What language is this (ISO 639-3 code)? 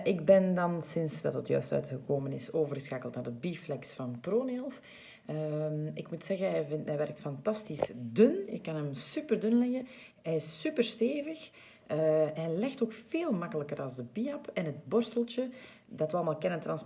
nld